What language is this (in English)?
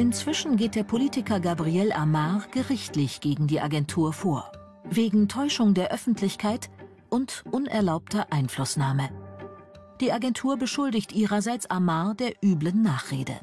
German